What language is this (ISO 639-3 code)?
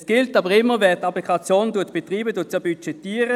gsw